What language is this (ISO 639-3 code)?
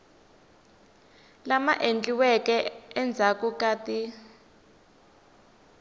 tso